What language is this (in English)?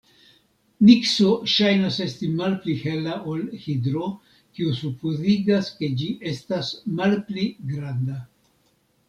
Esperanto